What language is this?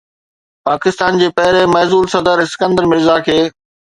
Sindhi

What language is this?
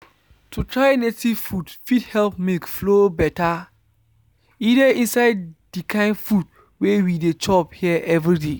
Nigerian Pidgin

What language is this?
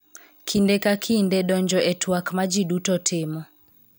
Luo (Kenya and Tanzania)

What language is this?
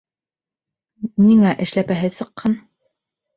Bashkir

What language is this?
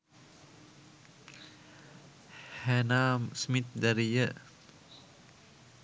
Sinhala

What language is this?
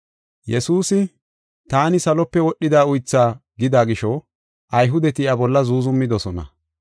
Gofa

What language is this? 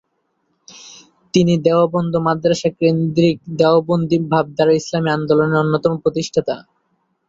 Bangla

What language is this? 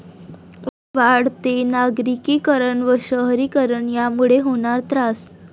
Marathi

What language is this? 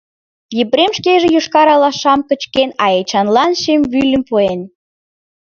Mari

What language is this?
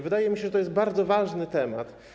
Polish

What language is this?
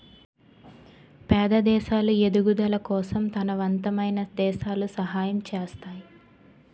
Telugu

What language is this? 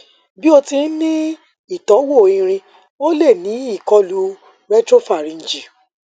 Yoruba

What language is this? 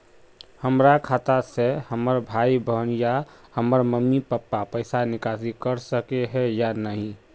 Magahi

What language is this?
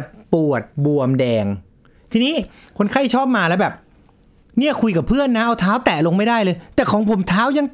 Thai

